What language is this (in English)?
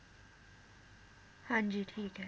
Punjabi